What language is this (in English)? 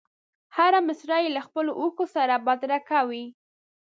Pashto